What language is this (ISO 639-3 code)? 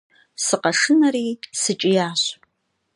kbd